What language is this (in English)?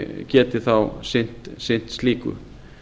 Icelandic